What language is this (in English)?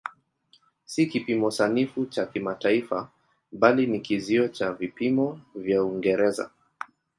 Swahili